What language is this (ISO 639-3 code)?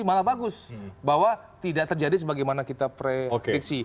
ind